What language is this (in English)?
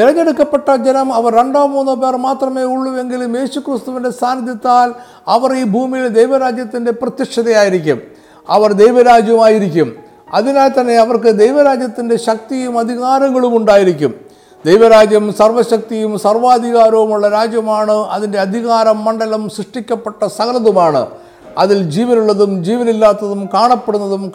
Malayalam